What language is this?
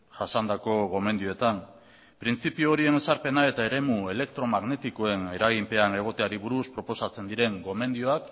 Basque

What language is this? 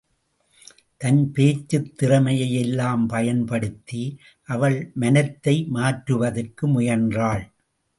Tamil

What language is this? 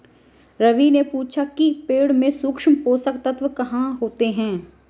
Hindi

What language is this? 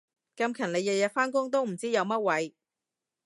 Cantonese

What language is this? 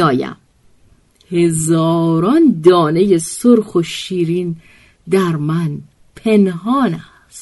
Persian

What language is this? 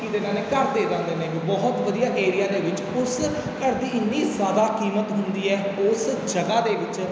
Punjabi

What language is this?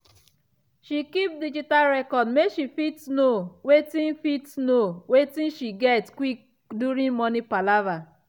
Nigerian Pidgin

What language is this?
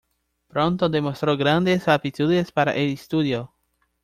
Spanish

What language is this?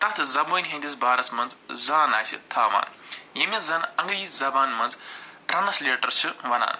Kashmiri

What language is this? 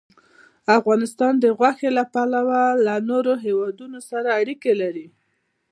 Pashto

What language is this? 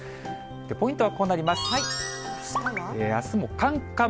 Japanese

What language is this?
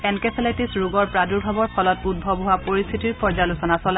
Assamese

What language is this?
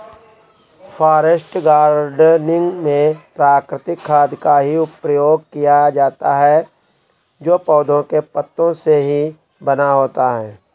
Hindi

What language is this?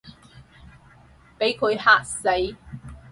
Cantonese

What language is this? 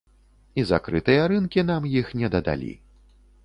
Belarusian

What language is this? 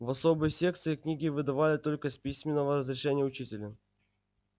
Russian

